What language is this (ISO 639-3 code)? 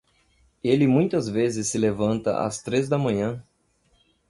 por